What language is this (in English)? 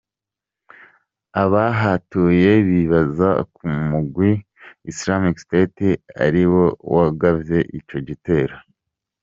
Kinyarwanda